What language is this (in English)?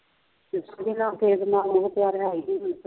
Punjabi